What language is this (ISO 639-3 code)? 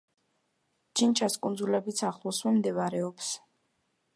kat